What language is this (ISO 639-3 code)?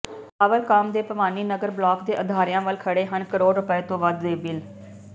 pan